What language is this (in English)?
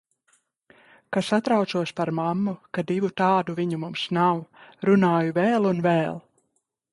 Latvian